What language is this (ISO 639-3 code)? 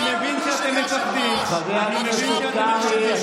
heb